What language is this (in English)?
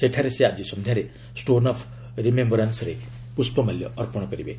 Odia